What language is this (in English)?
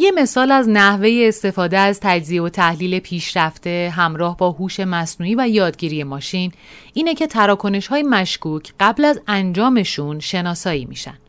Persian